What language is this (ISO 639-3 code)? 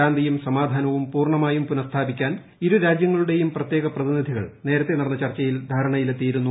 mal